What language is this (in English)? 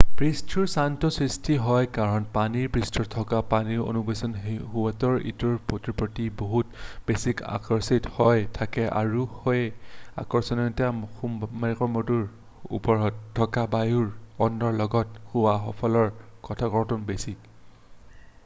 Assamese